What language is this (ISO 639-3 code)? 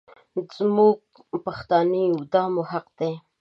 pus